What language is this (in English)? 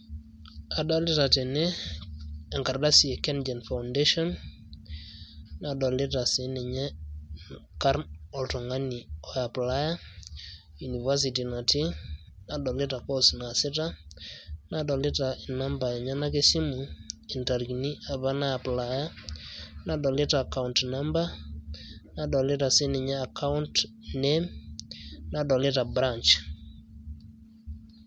Masai